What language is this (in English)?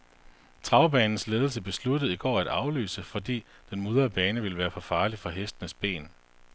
Danish